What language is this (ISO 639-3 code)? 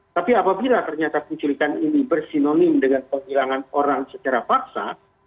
ind